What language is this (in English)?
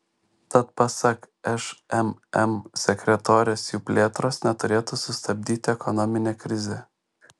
Lithuanian